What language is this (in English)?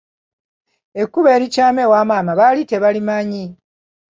Ganda